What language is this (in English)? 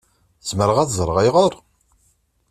Kabyle